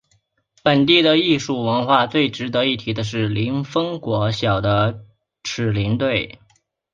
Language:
Chinese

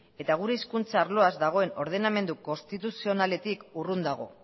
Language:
Basque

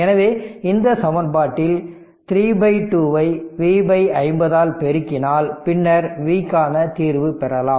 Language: Tamil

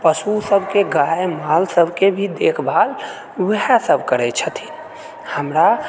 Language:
Maithili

